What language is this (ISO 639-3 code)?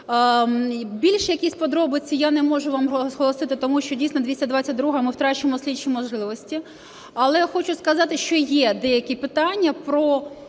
ukr